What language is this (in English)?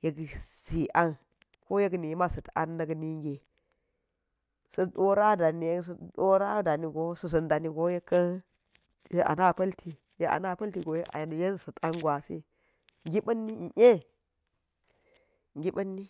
Geji